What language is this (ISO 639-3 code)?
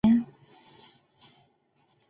zho